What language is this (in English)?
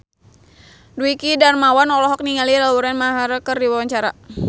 Sundanese